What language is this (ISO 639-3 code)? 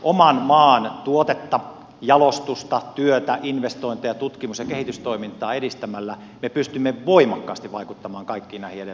fin